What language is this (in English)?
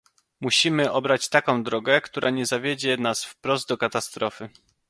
Polish